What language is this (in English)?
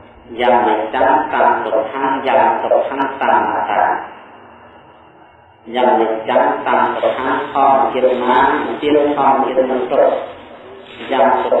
Indonesian